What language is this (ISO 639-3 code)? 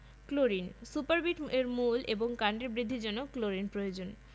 ben